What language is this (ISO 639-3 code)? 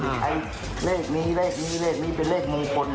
tha